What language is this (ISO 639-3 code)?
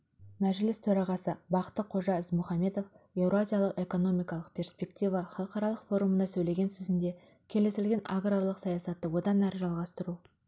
kaz